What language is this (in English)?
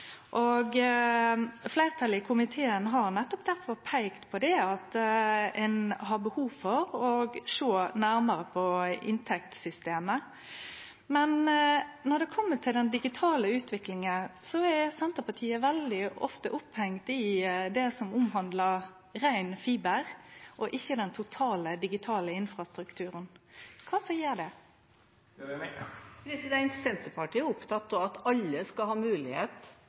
Norwegian